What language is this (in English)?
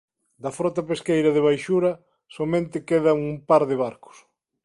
Galician